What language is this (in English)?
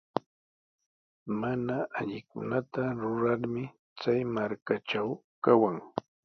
Sihuas Ancash Quechua